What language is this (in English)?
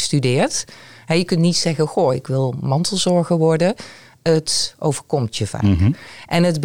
Dutch